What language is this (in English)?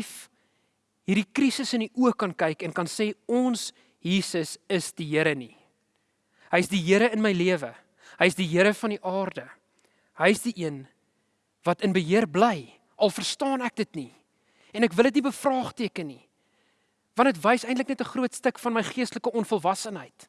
Dutch